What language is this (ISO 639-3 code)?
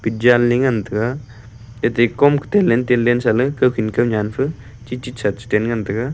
nnp